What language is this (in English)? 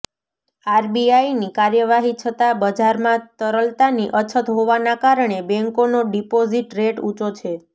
Gujarati